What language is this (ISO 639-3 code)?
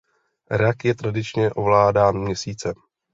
ces